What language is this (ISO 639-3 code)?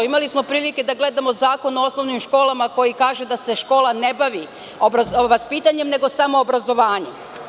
srp